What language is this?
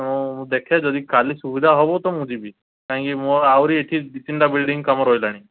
Odia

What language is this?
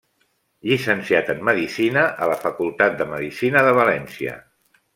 Catalan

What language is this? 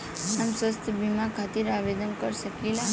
Bhojpuri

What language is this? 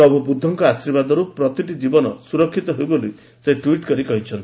Odia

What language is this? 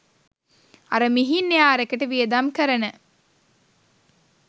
Sinhala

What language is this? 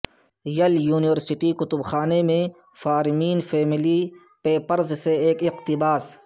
Urdu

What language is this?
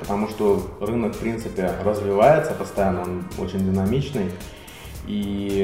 Russian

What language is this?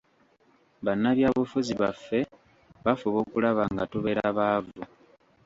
Ganda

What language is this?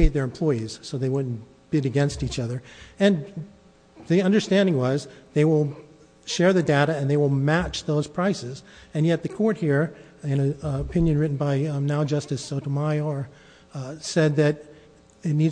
English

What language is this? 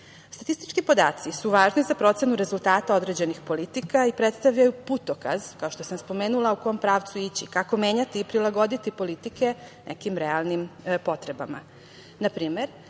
Serbian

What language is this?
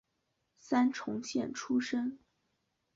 Chinese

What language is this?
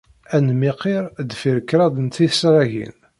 Kabyle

